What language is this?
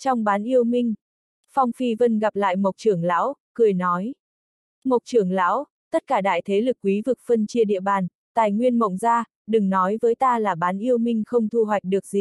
Vietnamese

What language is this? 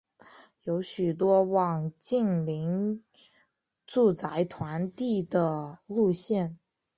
Chinese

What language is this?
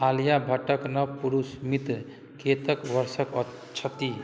Maithili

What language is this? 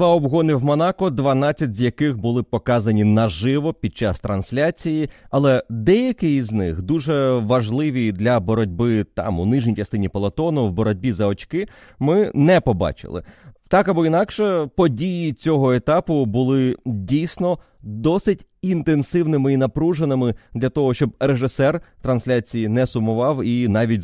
Ukrainian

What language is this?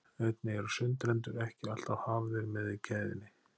Icelandic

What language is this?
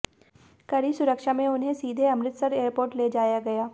Hindi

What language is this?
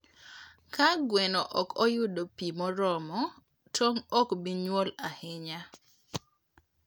Luo (Kenya and Tanzania)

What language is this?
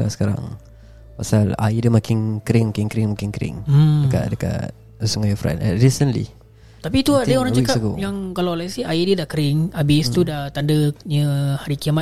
Malay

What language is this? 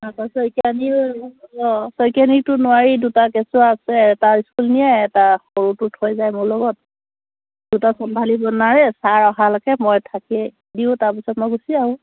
Assamese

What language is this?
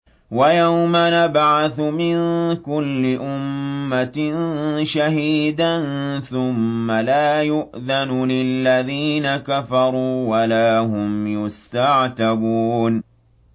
Arabic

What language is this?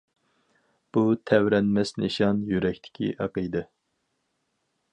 Uyghur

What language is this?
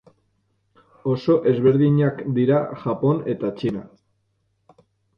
Basque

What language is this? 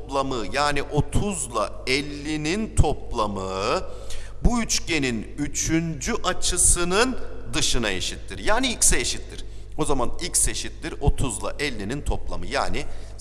Turkish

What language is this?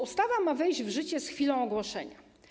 Polish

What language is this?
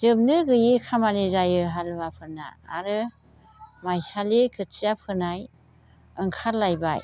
Bodo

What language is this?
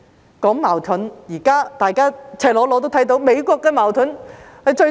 Cantonese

